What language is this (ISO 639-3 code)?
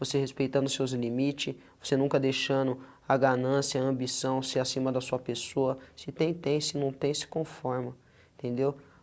por